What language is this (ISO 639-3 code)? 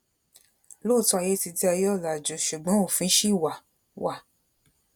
yor